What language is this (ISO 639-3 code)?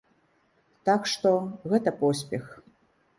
bel